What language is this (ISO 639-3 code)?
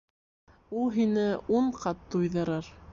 bak